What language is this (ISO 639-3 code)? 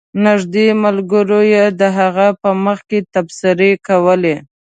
pus